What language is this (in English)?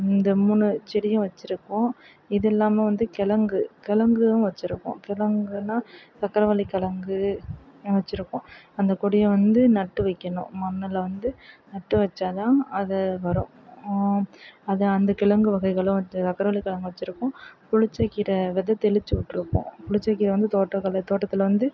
Tamil